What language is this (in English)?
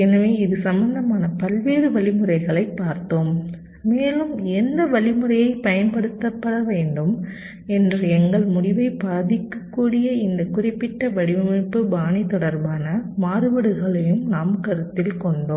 Tamil